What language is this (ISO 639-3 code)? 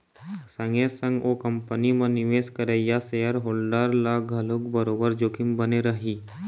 hne